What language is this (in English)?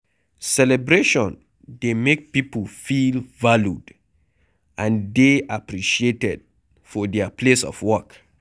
Nigerian Pidgin